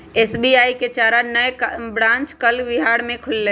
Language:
Magahi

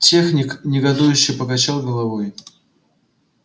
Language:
Russian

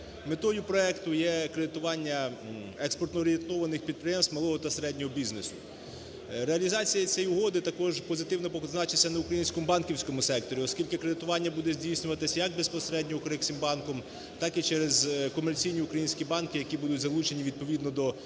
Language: Ukrainian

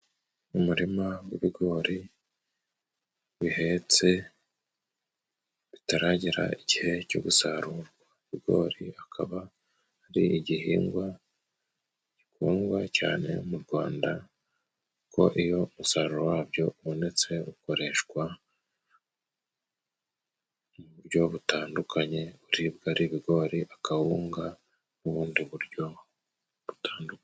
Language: Kinyarwanda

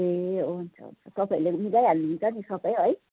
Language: Nepali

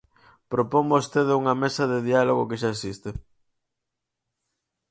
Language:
Galician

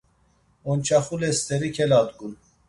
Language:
Laz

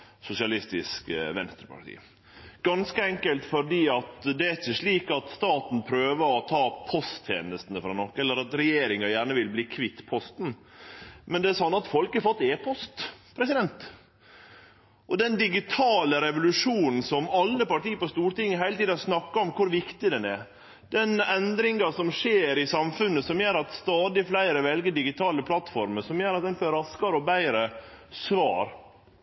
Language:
Norwegian Nynorsk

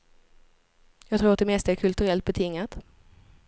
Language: Swedish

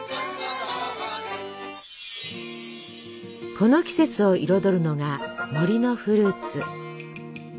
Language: Japanese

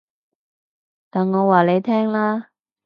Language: Cantonese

